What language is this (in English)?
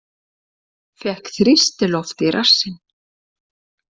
Icelandic